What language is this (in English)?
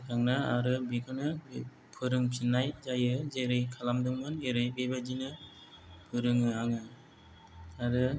Bodo